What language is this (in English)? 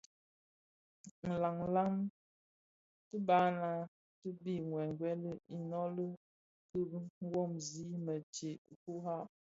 Bafia